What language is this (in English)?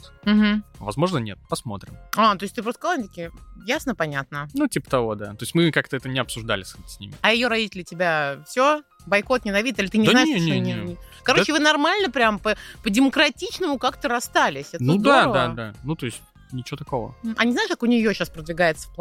Russian